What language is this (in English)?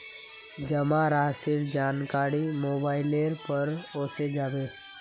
Magahi